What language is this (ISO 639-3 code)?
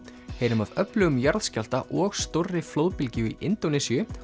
isl